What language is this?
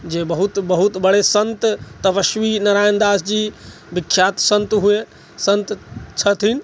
Maithili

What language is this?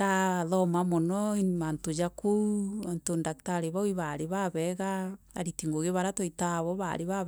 Meru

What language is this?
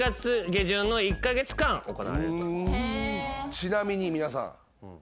Japanese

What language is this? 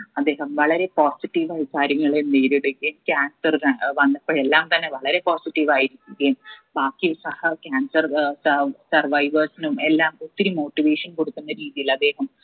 Malayalam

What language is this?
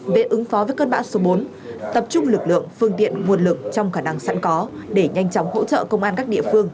Vietnamese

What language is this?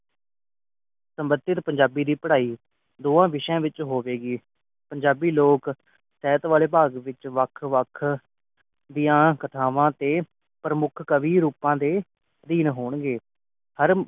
Punjabi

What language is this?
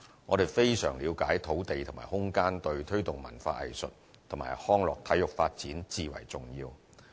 Cantonese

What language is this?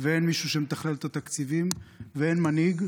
Hebrew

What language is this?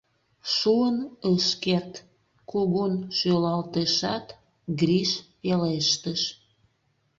Mari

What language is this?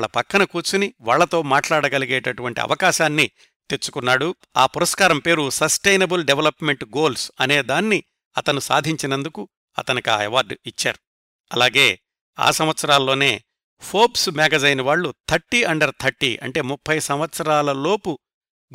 Telugu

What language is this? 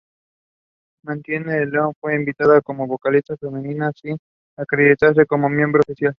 Spanish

